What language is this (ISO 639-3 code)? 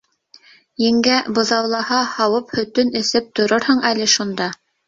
bak